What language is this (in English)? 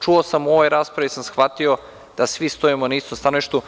Serbian